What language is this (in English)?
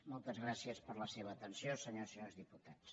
Catalan